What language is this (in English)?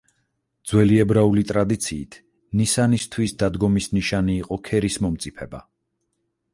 Georgian